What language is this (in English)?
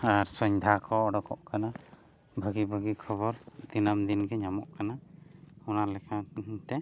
Santali